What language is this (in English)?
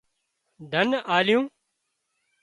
Wadiyara Koli